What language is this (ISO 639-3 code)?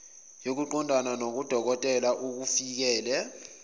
zul